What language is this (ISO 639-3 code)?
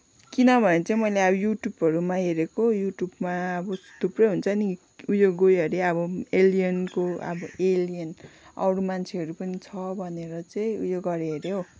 nep